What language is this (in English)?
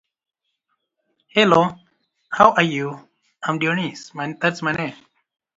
English